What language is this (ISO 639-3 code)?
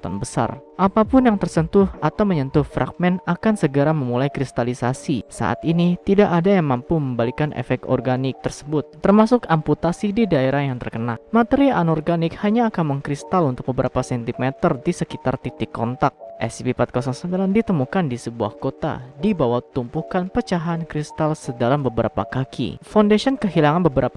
ind